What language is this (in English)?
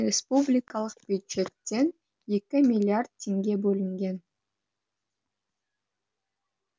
Kazakh